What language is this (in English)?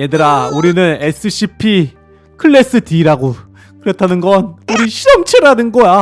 Korean